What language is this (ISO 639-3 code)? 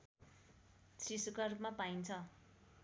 nep